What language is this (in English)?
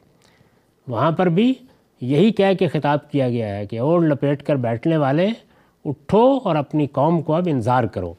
Urdu